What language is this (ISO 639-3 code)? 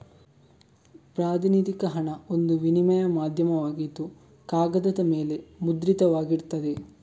kan